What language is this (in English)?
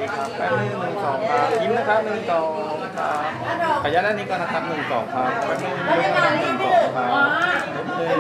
Thai